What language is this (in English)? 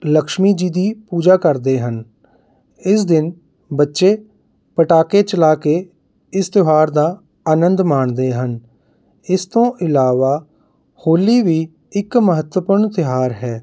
Punjabi